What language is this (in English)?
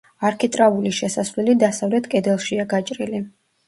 Georgian